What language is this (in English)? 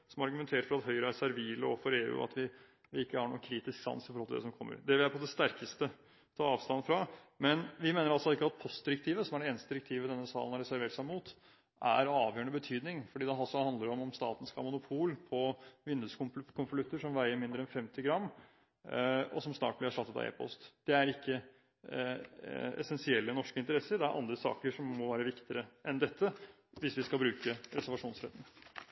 Norwegian Bokmål